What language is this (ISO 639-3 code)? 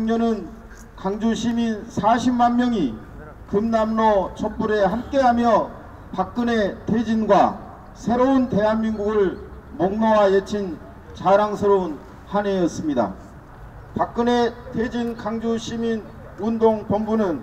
kor